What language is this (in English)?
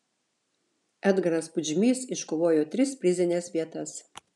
Lithuanian